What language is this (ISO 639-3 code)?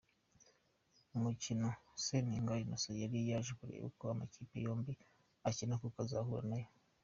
kin